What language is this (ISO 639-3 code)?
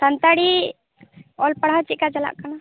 sat